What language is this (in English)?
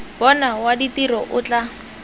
Tswana